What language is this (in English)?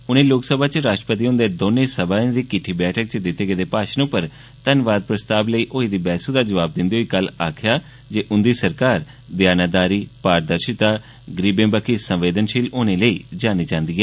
Dogri